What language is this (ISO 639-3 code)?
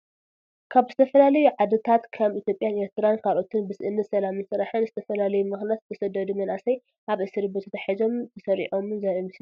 tir